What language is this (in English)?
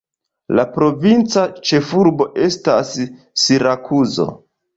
Esperanto